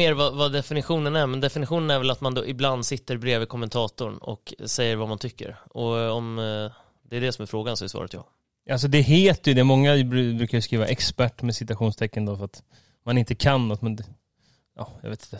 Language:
Swedish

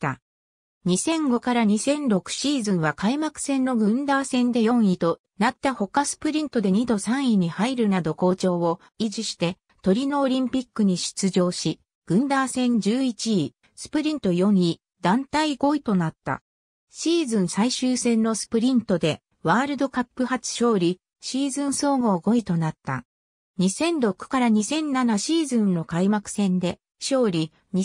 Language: Japanese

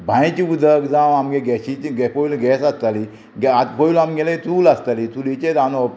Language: Konkani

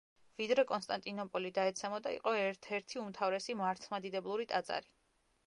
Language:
Georgian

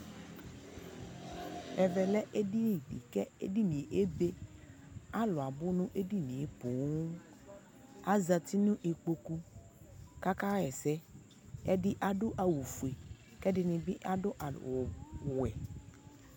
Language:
Ikposo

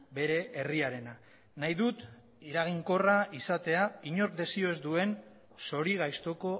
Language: Basque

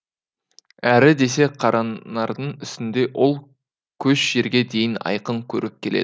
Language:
Kazakh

